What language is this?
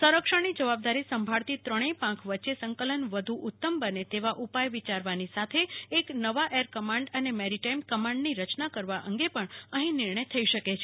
Gujarati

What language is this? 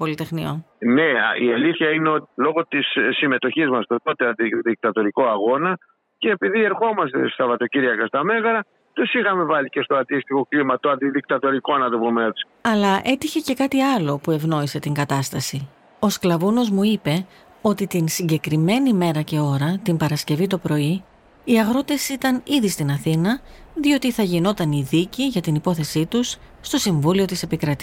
Greek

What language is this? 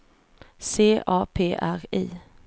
Swedish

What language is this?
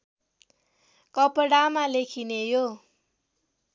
Nepali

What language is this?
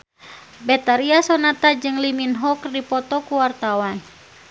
Sundanese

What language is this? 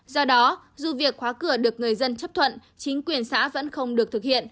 Vietnamese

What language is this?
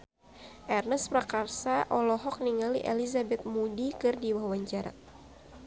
Sundanese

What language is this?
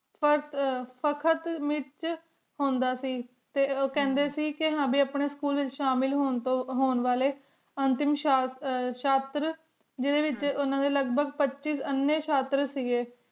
Punjabi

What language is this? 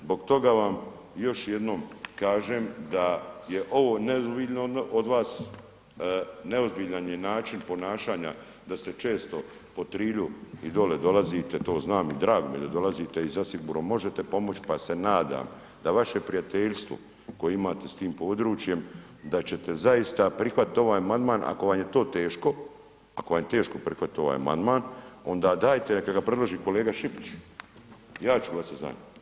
Croatian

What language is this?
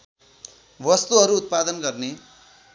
Nepali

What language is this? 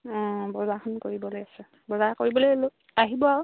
Assamese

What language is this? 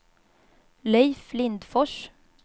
Swedish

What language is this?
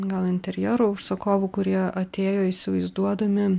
Lithuanian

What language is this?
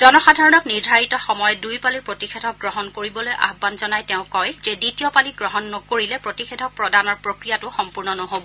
Assamese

